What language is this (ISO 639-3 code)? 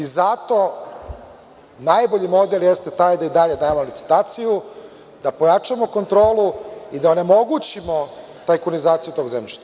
srp